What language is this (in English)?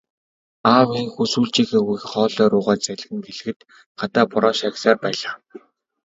Mongolian